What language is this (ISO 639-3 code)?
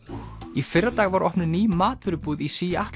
isl